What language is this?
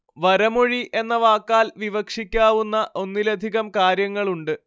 Malayalam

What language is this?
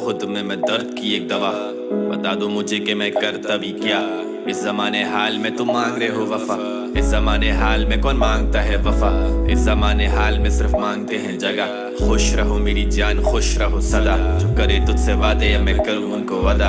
Urdu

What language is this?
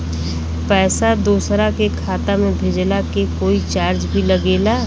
Bhojpuri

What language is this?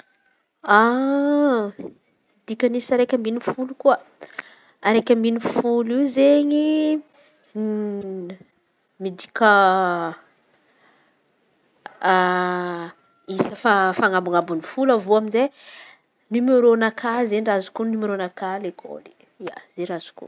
Antankarana Malagasy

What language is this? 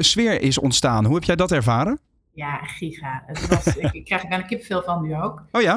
Dutch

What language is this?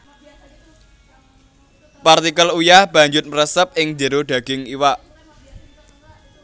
Javanese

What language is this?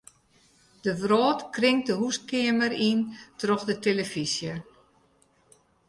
Western Frisian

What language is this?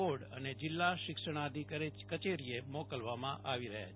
Gujarati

